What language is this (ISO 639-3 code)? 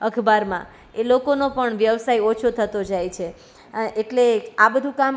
guj